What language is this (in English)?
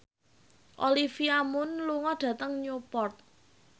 Javanese